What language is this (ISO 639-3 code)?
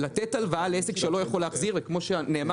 heb